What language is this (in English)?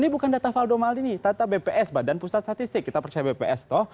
Indonesian